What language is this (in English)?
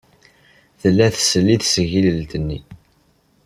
Kabyle